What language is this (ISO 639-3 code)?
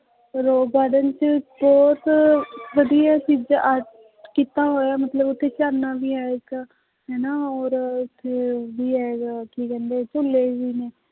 pan